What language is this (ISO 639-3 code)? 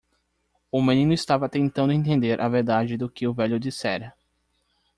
por